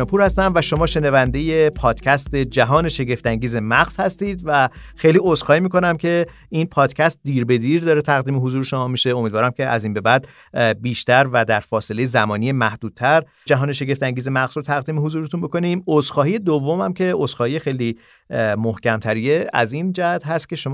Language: Persian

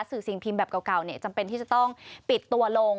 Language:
Thai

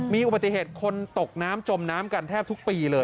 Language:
Thai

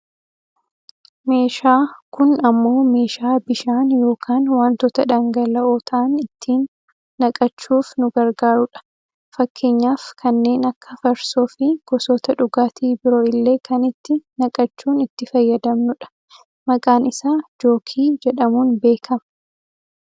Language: Oromo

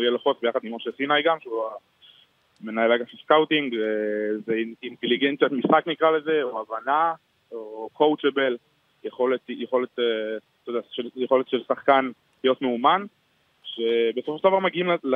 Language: Hebrew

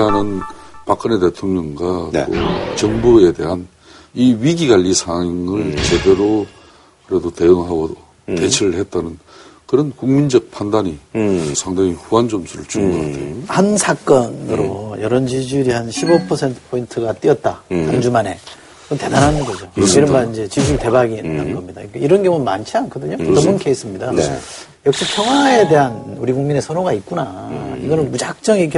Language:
Korean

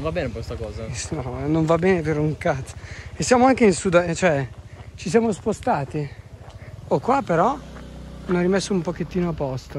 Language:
Italian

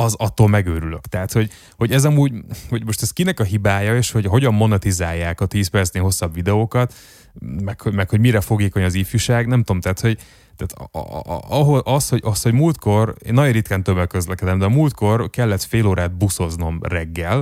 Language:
Hungarian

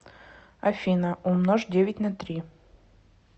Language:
Russian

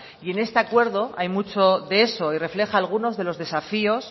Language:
Spanish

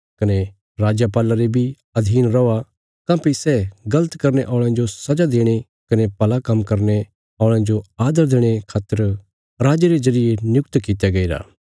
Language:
Bilaspuri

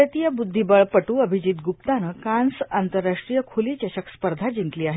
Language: Marathi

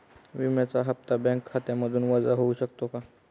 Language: Marathi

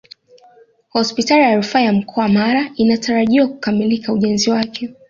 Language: Swahili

